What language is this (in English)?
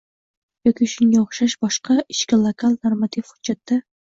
Uzbek